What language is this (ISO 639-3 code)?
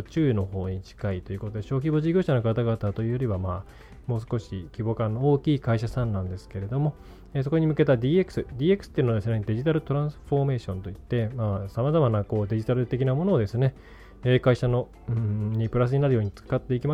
jpn